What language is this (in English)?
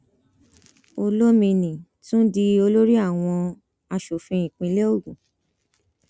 Yoruba